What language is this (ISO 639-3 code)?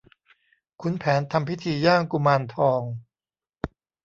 tha